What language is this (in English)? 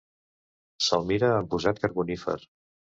Catalan